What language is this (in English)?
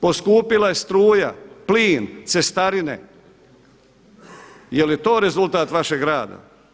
Croatian